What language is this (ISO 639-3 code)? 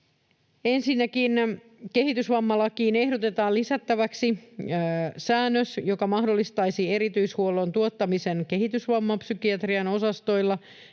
fin